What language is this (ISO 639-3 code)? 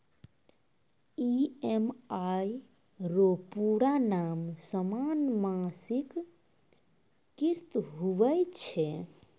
mai